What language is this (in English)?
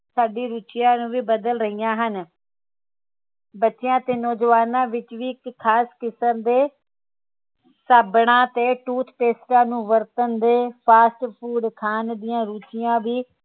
Punjabi